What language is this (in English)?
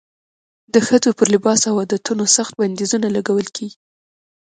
Pashto